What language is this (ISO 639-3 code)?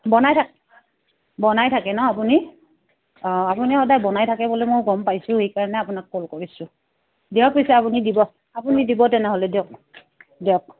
asm